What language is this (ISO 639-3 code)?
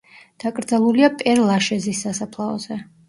kat